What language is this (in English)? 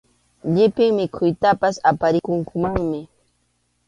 Arequipa-La Unión Quechua